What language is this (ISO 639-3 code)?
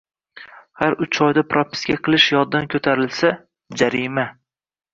uzb